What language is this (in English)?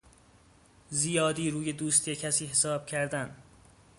Persian